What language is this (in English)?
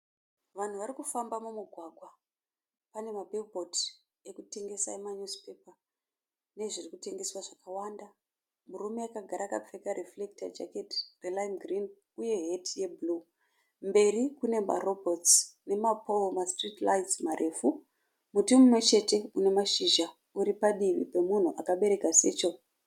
Shona